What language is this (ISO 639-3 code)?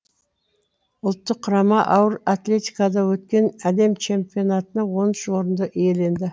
kaz